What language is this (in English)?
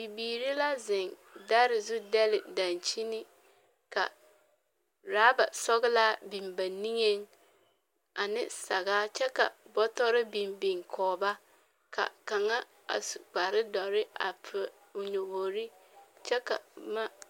Southern Dagaare